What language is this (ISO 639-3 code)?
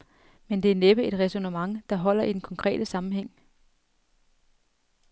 dan